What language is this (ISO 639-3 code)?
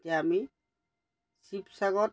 asm